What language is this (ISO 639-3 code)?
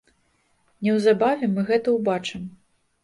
bel